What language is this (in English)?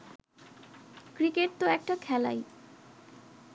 Bangla